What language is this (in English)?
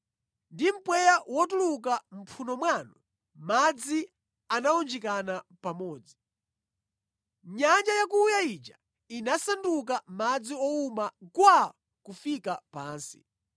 Nyanja